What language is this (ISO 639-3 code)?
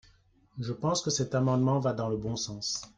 fra